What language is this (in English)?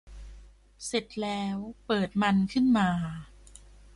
Thai